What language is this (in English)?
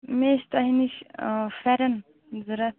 Kashmiri